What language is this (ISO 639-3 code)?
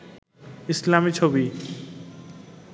ben